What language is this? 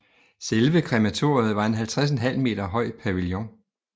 Danish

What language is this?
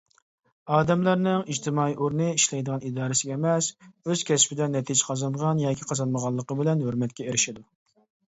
Uyghur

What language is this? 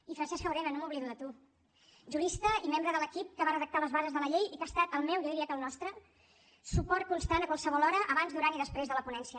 Catalan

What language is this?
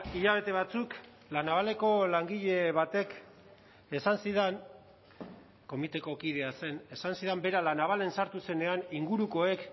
Basque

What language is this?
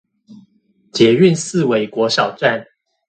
Chinese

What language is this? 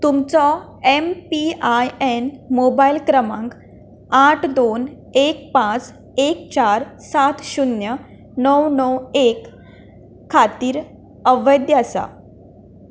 Konkani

